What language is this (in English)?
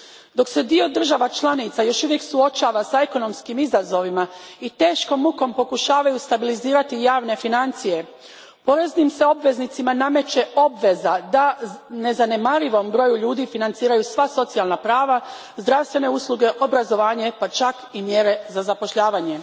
Croatian